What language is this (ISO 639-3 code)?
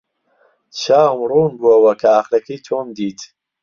ckb